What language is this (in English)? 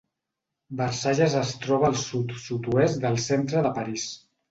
Catalan